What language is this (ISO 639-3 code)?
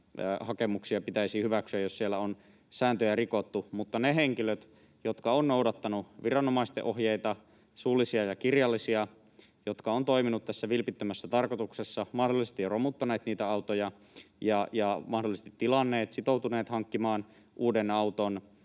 fin